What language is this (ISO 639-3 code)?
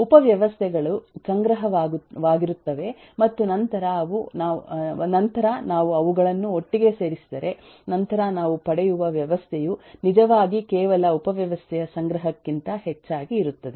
kan